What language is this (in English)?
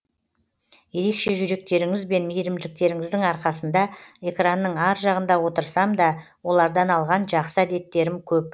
Kazakh